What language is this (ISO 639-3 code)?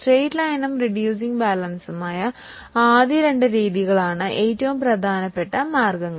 mal